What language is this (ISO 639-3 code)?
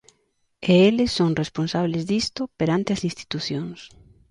glg